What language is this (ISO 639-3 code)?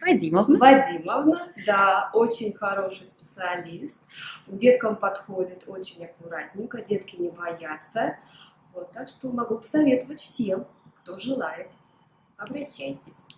rus